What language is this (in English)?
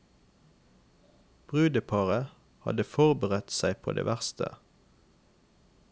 Norwegian